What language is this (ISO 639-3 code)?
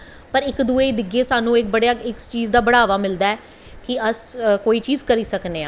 doi